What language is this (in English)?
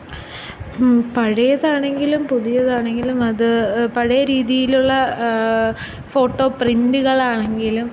Malayalam